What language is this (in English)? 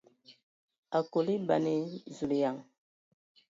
Ewondo